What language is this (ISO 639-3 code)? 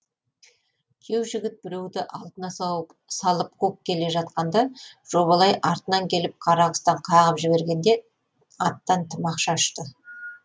kaz